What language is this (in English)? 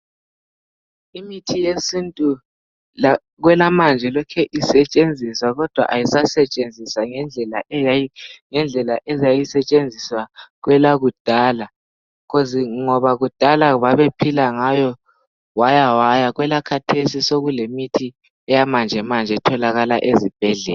North Ndebele